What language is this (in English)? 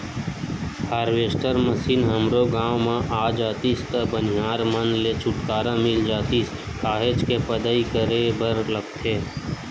Chhattisgarhi